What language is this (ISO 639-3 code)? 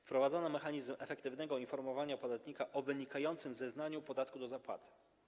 pol